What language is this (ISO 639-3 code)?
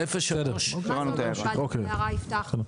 heb